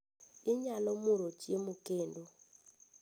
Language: Luo (Kenya and Tanzania)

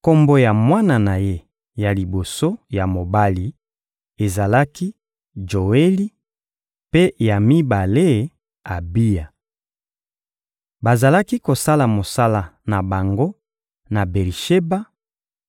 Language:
Lingala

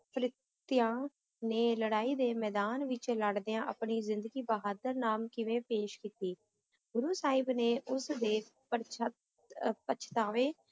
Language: Punjabi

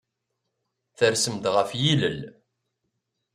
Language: Kabyle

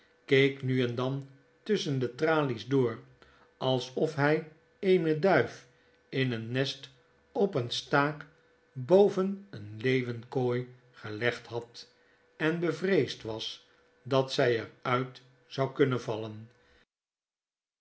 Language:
Dutch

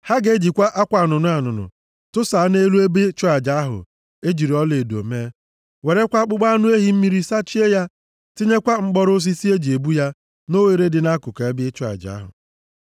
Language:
Igbo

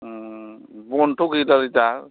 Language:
Bodo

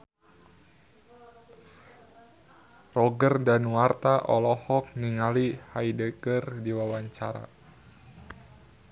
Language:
Sundanese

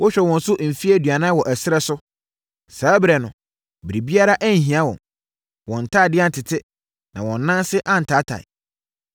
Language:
Akan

